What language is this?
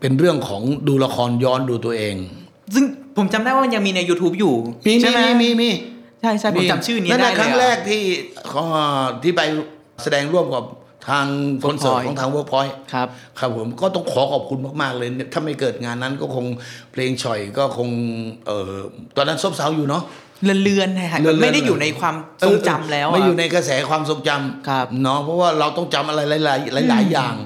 Thai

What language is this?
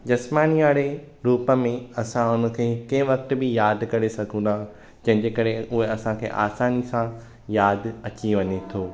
Sindhi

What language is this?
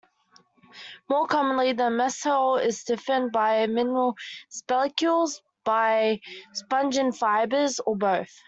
English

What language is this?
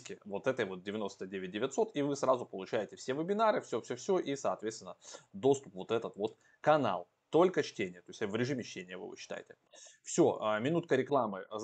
Russian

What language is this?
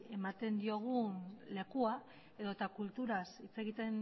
Basque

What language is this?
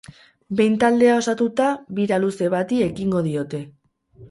Basque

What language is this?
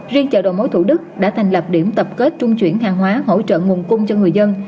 Vietnamese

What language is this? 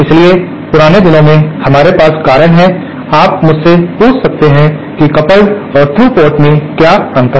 Hindi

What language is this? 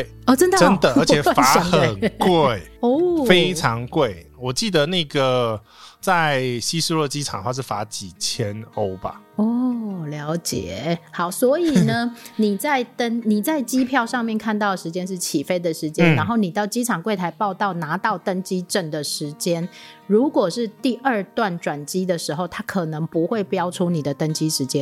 Chinese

